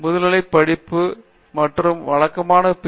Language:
Tamil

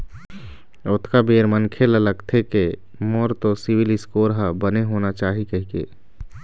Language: Chhattisgarhi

